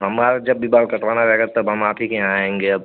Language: Hindi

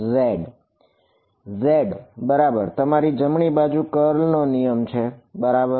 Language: Gujarati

